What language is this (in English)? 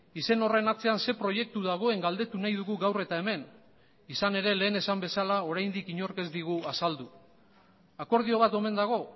Basque